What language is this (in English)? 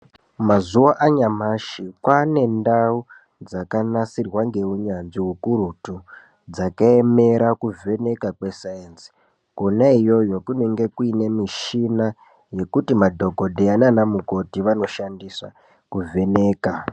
Ndau